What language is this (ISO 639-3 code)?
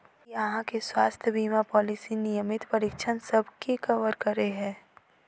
mai